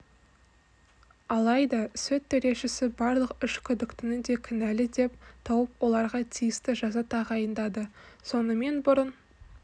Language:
Kazakh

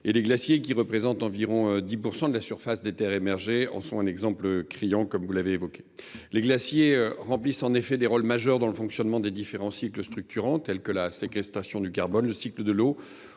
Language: French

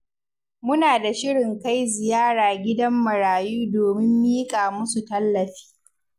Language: Hausa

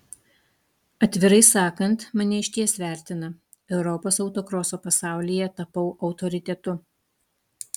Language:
Lithuanian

